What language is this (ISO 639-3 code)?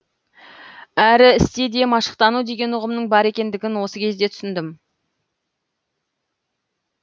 kaz